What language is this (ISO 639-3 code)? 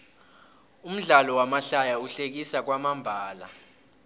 nbl